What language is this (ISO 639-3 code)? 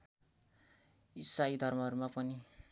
nep